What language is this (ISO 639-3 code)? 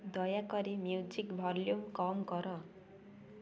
ori